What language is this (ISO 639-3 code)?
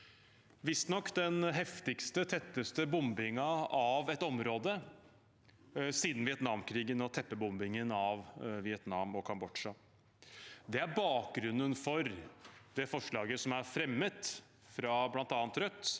nor